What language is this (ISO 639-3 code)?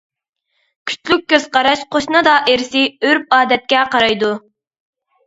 uig